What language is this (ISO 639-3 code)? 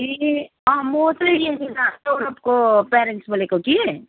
nep